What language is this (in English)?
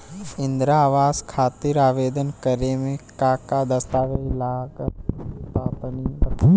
Bhojpuri